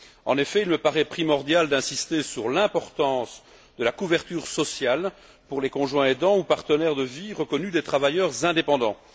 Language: French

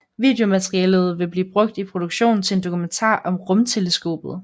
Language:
Danish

